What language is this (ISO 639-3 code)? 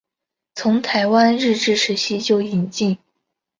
zho